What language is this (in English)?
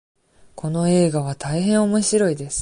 Japanese